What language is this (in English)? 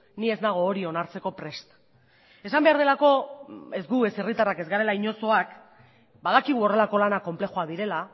Basque